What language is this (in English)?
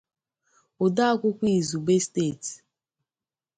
Igbo